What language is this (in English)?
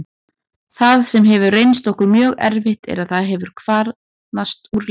Icelandic